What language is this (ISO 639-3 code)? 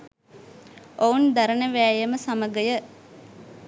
sin